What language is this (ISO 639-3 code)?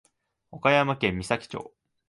jpn